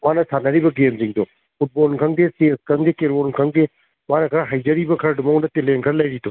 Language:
Manipuri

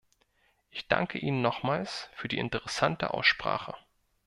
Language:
German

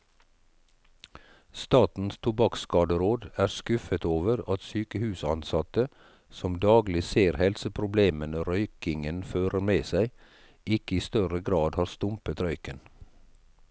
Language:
Norwegian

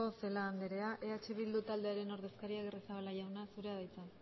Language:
Basque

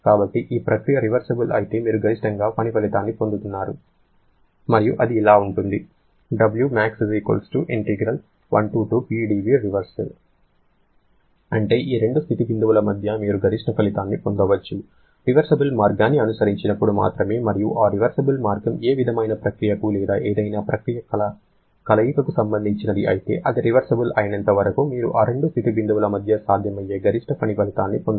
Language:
Telugu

